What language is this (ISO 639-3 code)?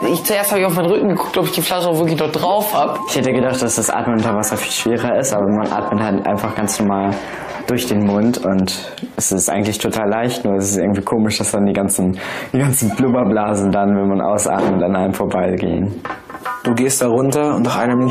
deu